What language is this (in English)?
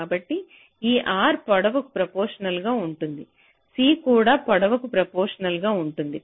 Telugu